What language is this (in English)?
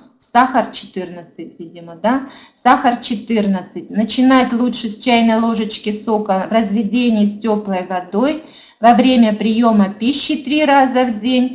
Russian